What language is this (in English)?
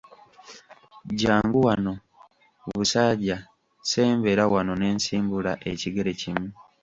Ganda